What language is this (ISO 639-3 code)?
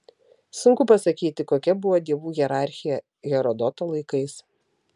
lit